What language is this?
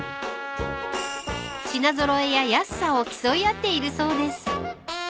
Japanese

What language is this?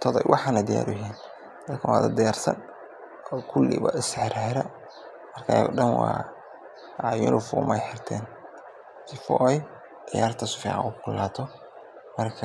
Somali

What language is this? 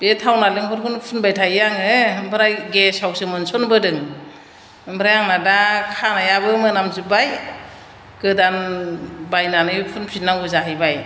Bodo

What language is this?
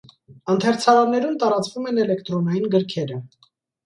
Armenian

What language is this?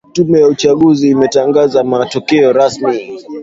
Swahili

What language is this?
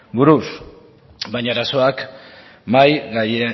Basque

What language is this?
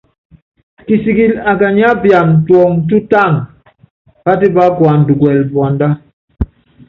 Yangben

